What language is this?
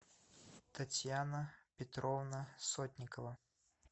Russian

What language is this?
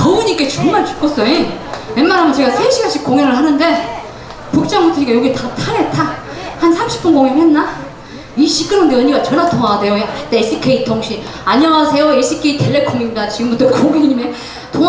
Korean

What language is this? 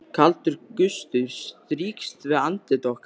Icelandic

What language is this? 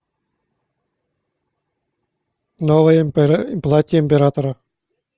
Russian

